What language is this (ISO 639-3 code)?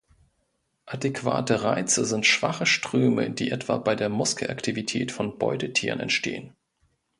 deu